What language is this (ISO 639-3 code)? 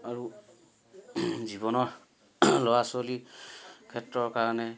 asm